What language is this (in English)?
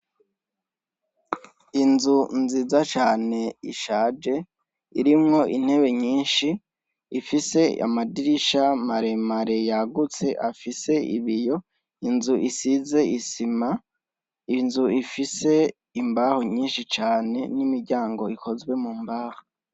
Rundi